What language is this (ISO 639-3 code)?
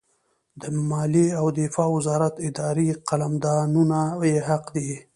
pus